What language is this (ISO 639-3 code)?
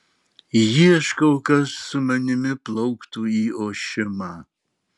lit